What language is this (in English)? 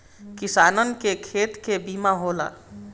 Bhojpuri